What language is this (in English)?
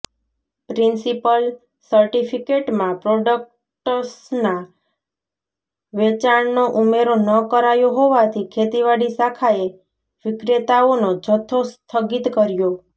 Gujarati